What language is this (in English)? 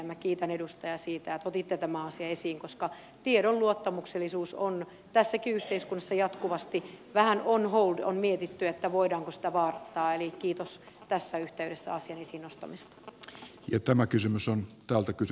Finnish